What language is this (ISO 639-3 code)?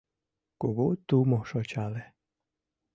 chm